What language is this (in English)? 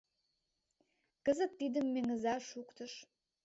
Mari